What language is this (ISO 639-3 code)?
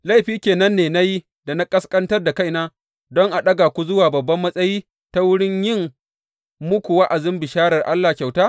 hau